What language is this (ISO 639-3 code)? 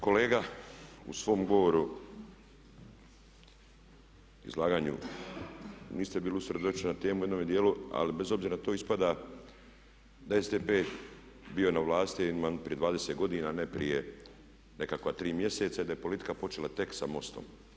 hrv